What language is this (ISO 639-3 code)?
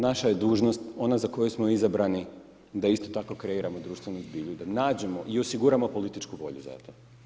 hrv